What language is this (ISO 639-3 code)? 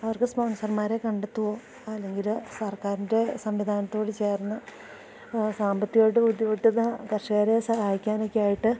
mal